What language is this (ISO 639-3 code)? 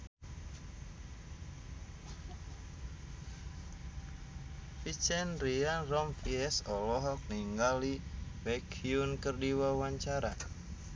sun